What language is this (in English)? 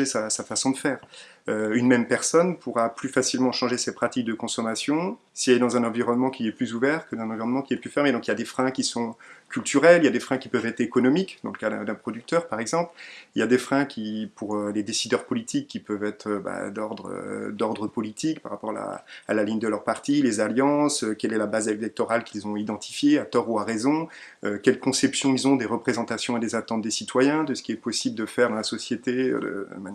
French